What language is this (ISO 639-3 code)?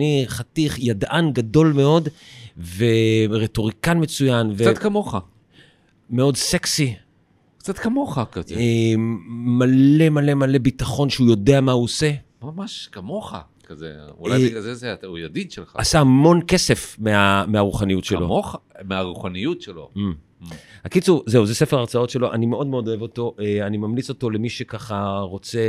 heb